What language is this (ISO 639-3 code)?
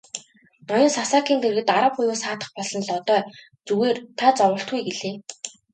mon